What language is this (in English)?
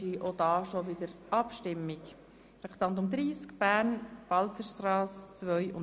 Swiss German